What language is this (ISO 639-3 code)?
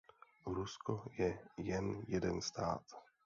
ces